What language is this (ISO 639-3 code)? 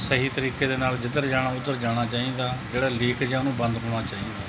pan